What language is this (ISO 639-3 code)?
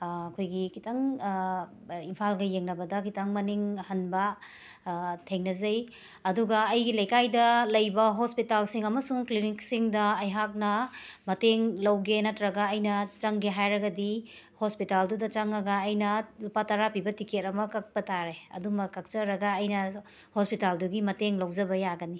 mni